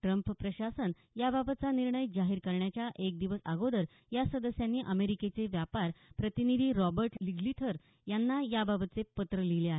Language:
Marathi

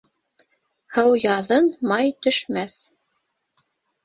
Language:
Bashkir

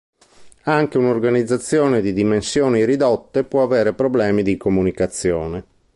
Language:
Italian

